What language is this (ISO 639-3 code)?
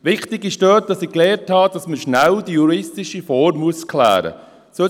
gsw